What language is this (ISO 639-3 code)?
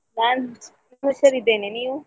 kan